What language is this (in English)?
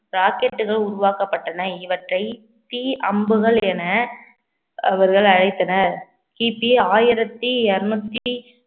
Tamil